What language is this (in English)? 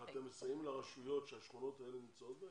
Hebrew